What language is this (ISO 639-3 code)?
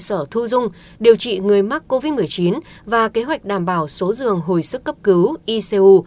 vie